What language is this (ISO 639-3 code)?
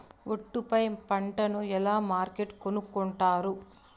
tel